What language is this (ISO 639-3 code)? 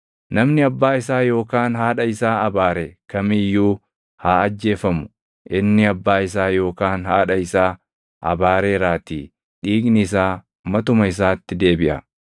orm